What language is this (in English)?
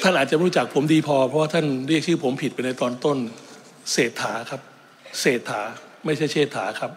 Thai